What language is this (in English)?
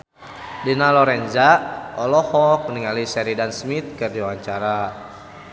Sundanese